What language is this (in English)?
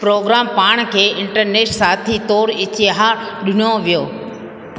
Sindhi